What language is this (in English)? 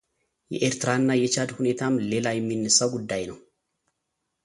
Amharic